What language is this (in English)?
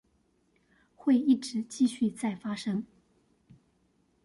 Chinese